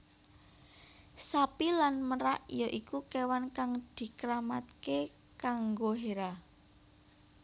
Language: Javanese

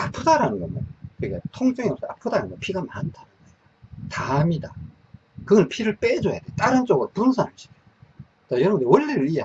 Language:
Korean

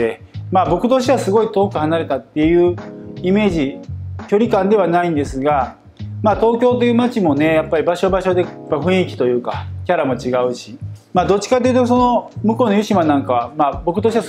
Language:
Japanese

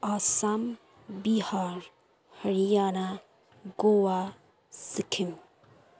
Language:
Nepali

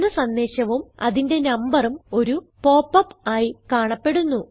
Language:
Malayalam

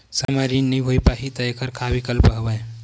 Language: Chhattisgarhi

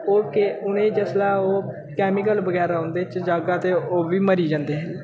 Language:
Dogri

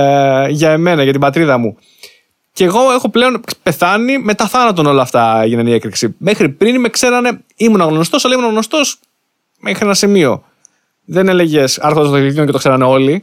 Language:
Greek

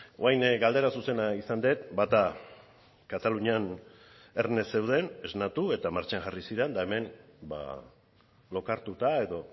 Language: Basque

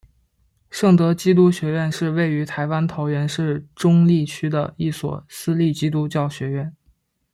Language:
Chinese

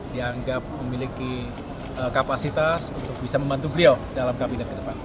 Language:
Indonesian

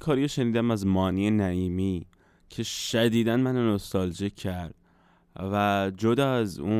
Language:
Persian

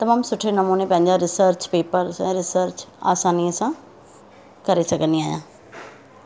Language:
Sindhi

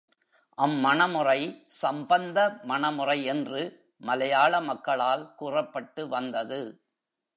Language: Tamil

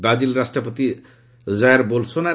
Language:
Odia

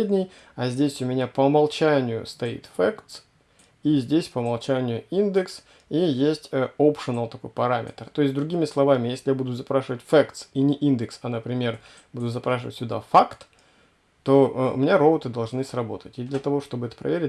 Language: Russian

